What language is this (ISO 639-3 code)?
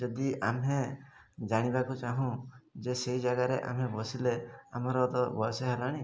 ori